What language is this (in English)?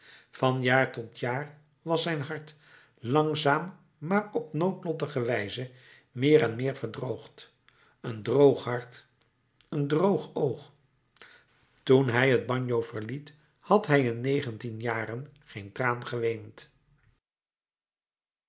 Dutch